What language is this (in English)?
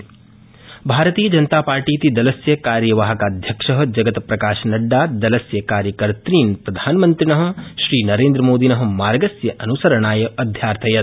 Sanskrit